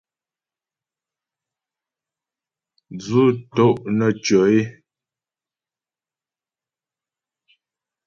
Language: Ghomala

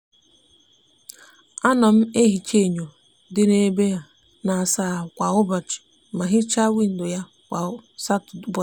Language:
Igbo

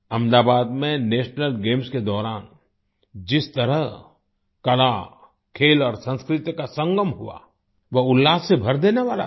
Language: Hindi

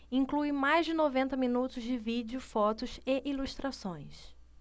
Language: Portuguese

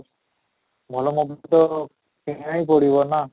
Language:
Odia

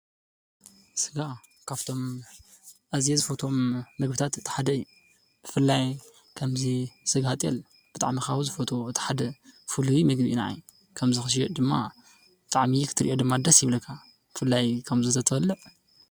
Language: Tigrinya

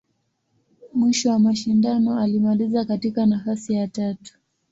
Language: Swahili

